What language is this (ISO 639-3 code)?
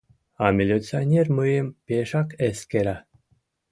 chm